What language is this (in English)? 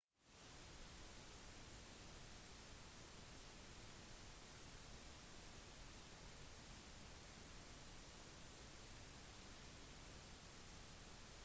Norwegian Bokmål